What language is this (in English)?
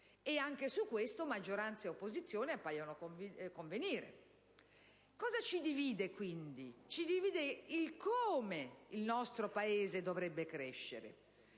Italian